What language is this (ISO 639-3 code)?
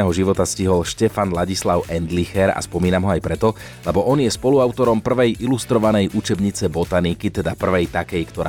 slk